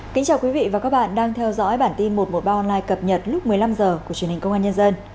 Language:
Vietnamese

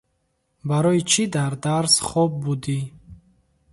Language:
Tajik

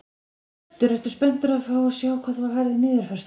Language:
Icelandic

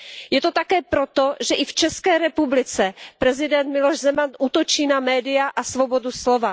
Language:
Czech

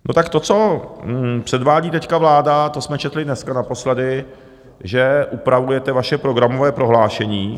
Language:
Czech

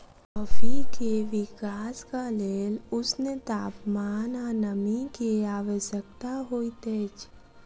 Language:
Maithili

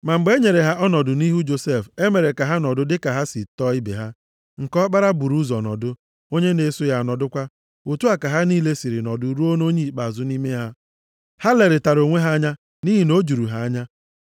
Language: Igbo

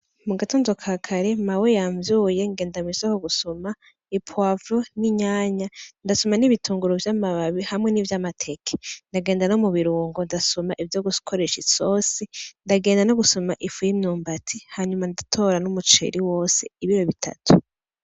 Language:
Rundi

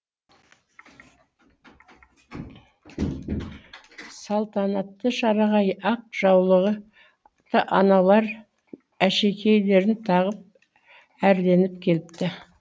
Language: Kazakh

